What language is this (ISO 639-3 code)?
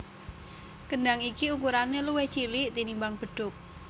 jav